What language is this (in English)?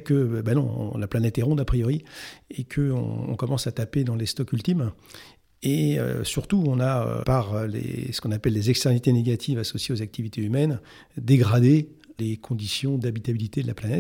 French